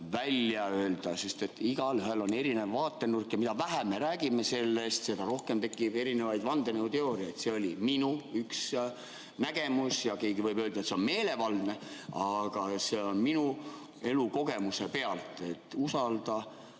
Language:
Estonian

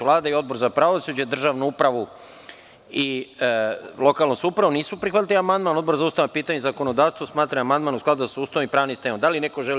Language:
Serbian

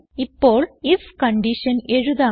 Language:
Malayalam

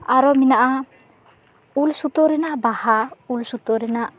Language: Santali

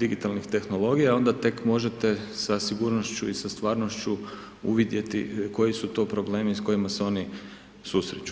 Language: Croatian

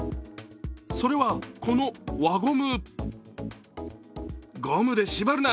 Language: Japanese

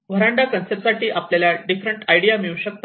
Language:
Marathi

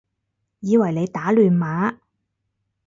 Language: Cantonese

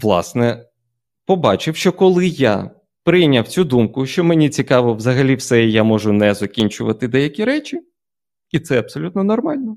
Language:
Ukrainian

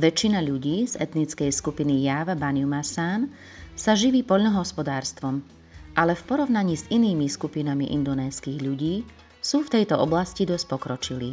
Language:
Slovak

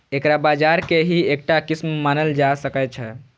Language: Maithili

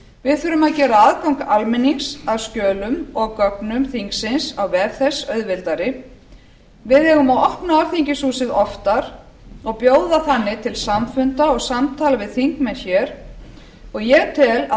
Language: Icelandic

